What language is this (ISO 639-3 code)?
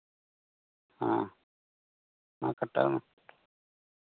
sat